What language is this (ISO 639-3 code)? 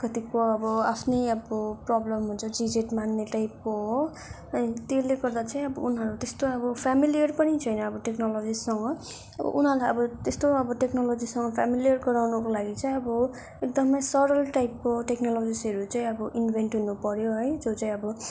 nep